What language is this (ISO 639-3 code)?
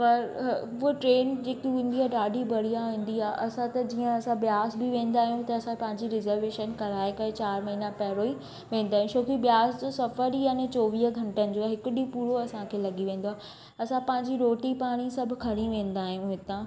snd